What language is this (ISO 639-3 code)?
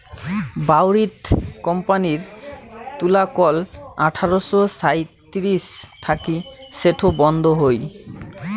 ben